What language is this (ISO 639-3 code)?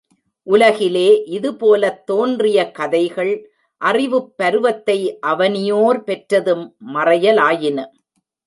tam